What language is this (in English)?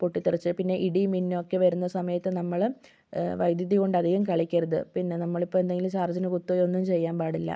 Malayalam